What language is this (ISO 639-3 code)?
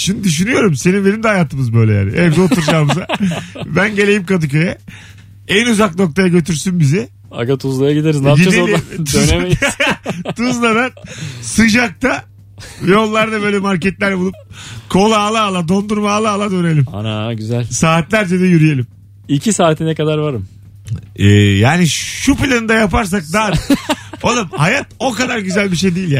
tur